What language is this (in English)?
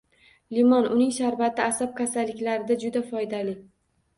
Uzbek